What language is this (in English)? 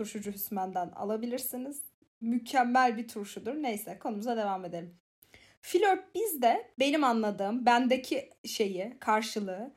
Turkish